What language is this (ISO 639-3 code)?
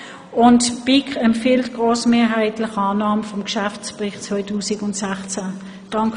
gsw